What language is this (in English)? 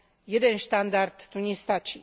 Slovak